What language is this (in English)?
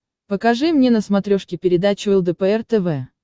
Russian